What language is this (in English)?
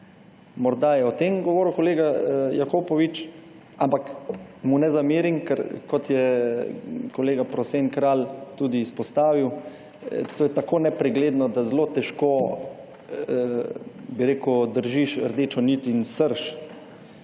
Slovenian